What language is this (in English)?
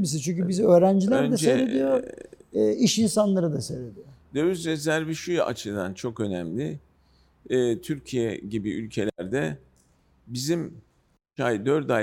Turkish